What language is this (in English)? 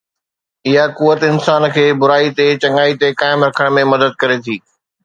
Sindhi